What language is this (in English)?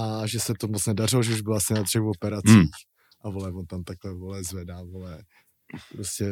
Czech